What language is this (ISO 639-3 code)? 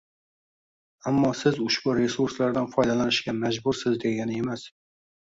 uzb